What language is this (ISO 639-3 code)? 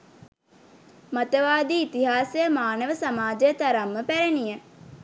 sin